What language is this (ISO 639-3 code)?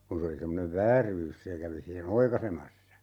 fin